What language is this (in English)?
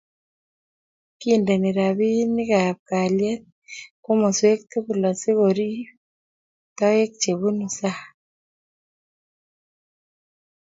Kalenjin